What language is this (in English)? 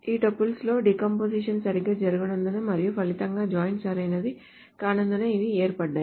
Telugu